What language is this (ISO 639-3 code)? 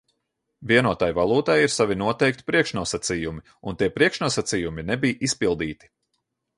lav